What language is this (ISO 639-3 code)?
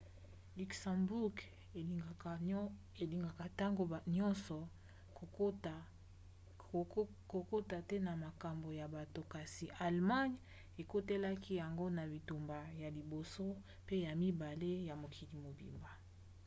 lin